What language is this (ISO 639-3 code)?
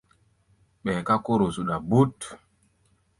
gba